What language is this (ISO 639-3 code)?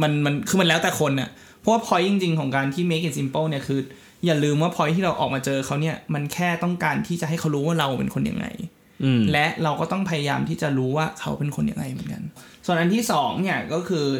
tha